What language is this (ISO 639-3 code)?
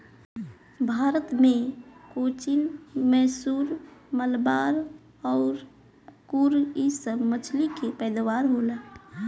bho